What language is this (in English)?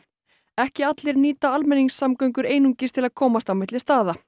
Icelandic